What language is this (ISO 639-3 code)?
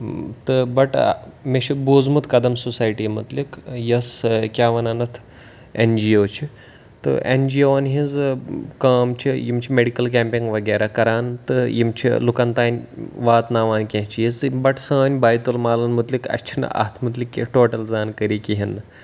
kas